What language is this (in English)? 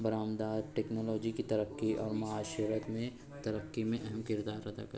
Urdu